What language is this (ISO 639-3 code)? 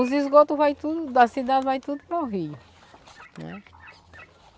por